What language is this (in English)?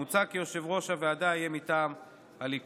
Hebrew